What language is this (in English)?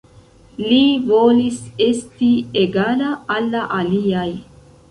Esperanto